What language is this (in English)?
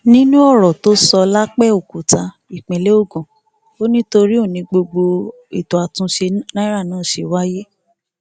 Yoruba